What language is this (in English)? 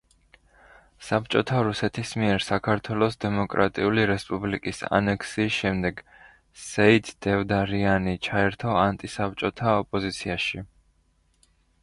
Georgian